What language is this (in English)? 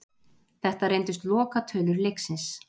Icelandic